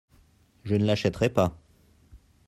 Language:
French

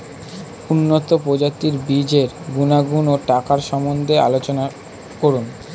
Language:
Bangla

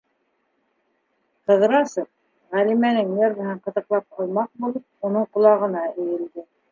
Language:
Bashkir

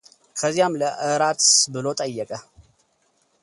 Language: Amharic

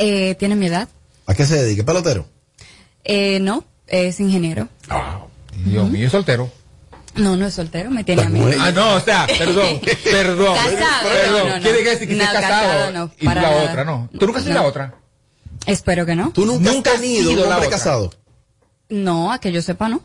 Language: Spanish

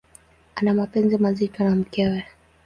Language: Swahili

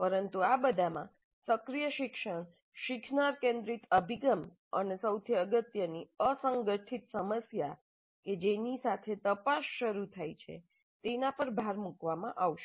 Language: Gujarati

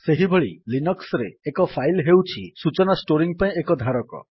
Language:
Odia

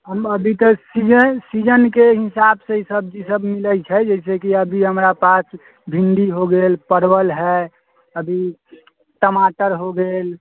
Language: Maithili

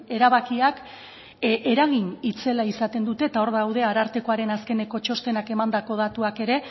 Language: Basque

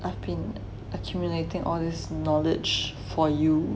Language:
English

